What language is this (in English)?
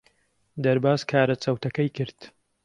Central Kurdish